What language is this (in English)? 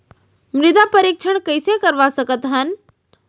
Chhattisgarhi